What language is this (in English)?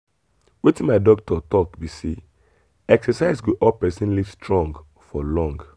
Nigerian Pidgin